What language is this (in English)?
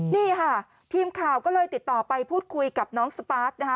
Thai